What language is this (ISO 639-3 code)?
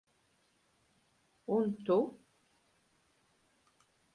lav